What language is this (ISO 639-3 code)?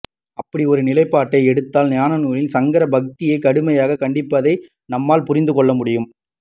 tam